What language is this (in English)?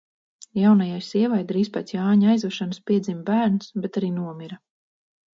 Latvian